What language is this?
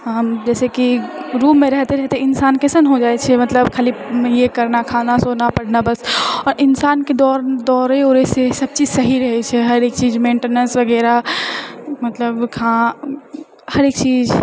Maithili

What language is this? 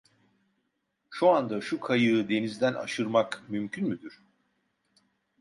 Turkish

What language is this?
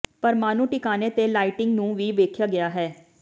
Punjabi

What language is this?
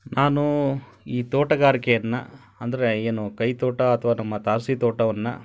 Kannada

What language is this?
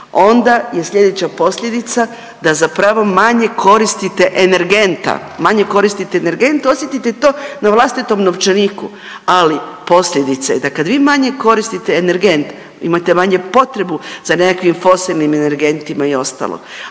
Croatian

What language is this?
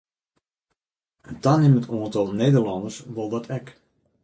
Western Frisian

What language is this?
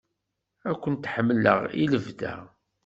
Kabyle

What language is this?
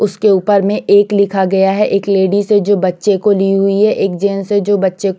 Hindi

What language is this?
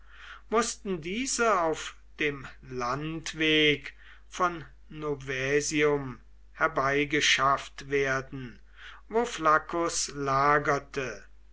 German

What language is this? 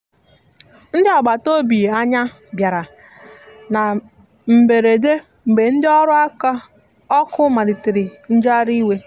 Igbo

